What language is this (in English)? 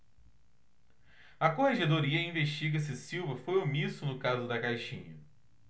Portuguese